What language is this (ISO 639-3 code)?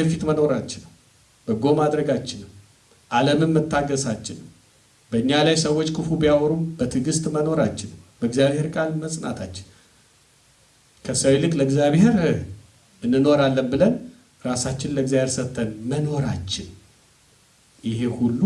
tur